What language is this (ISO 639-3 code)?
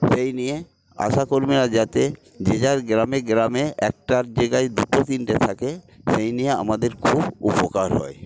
ben